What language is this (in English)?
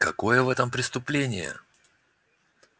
Russian